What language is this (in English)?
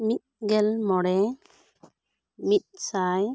Santali